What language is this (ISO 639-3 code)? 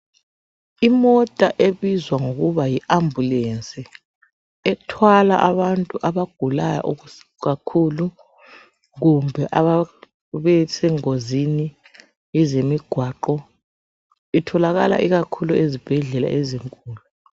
nde